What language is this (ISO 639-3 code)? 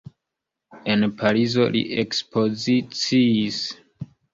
epo